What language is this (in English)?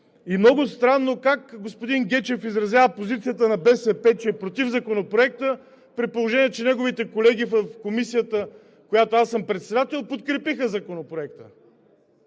Bulgarian